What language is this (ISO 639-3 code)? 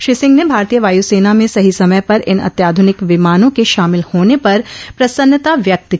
hin